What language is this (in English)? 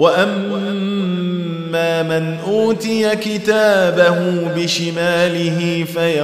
Arabic